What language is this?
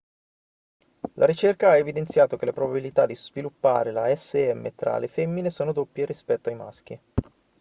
Italian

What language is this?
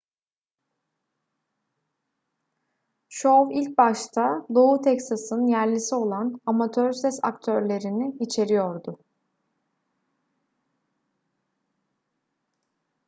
Turkish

